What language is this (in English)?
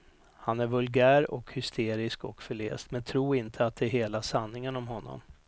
Swedish